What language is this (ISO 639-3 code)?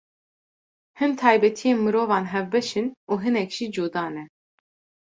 kur